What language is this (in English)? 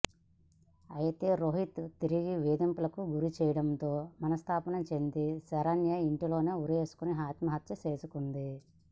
Telugu